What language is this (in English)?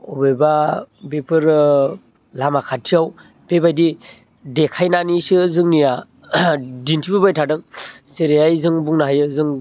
Bodo